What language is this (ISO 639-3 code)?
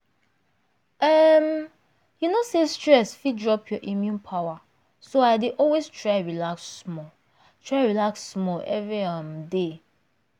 pcm